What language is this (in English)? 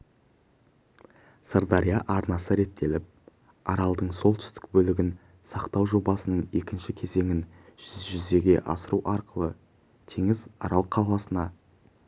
Kazakh